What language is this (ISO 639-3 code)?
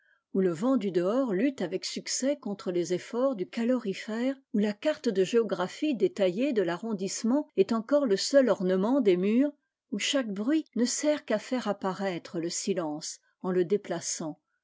fra